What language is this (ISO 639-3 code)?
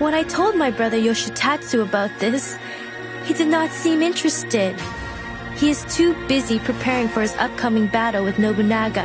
ind